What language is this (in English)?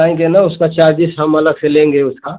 Hindi